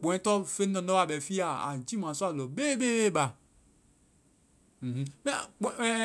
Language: Vai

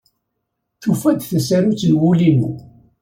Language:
Kabyle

